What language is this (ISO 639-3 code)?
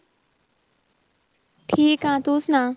pan